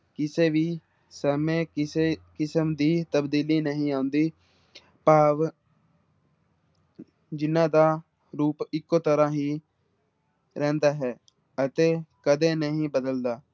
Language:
Punjabi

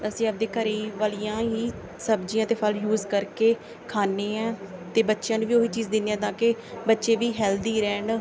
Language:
Punjabi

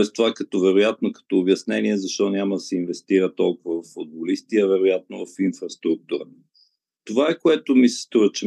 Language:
Bulgarian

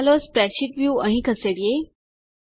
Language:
Gujarati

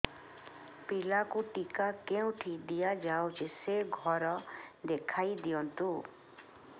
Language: Odia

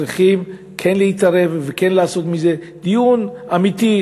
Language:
Hebrew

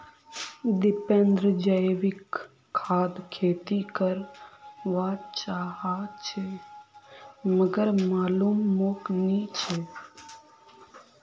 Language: Magahi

